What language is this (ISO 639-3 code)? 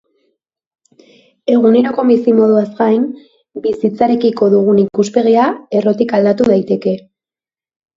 eus